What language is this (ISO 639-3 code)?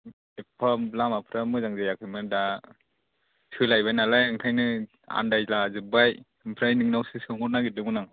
brx